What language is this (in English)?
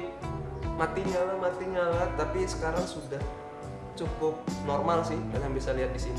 Indonesian